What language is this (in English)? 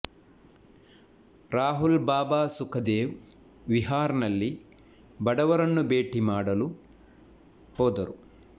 Kannada